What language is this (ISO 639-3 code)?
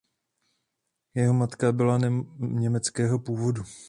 ces